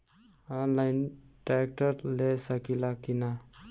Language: Bhojpuri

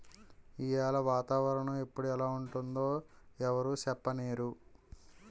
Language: Telugu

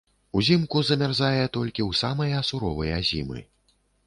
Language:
Belarusian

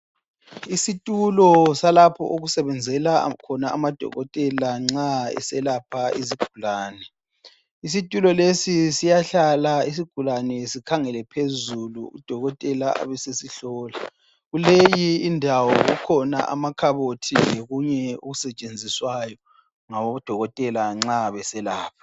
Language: North Ndebele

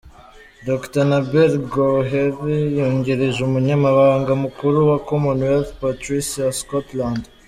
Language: Kinyarwanda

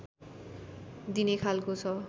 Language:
Nepali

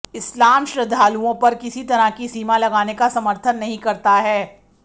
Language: Hindi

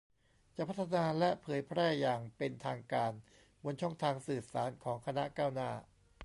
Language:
Thai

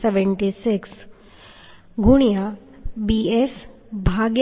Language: Gujarati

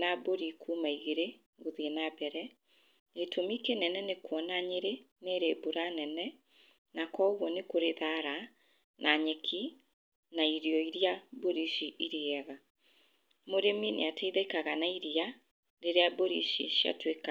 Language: Kikuyu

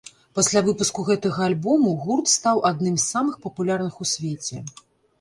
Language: Belarusian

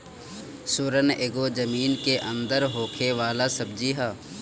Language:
Bhojpuri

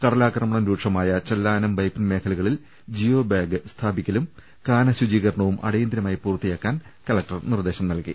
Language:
Malayalam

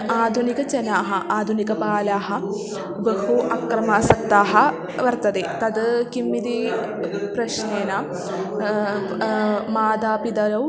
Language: Sanskrit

